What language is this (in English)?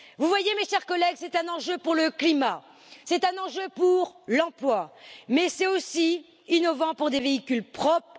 French